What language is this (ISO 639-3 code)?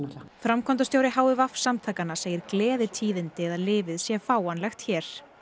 isl